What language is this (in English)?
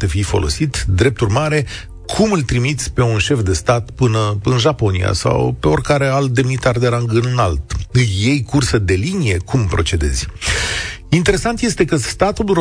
Romanian